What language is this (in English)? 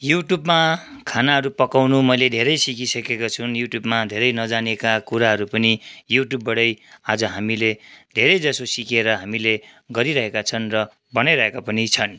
Nepali